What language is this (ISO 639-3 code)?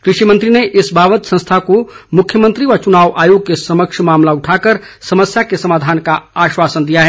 hin